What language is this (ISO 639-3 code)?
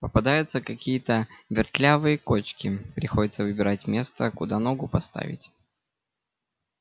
rus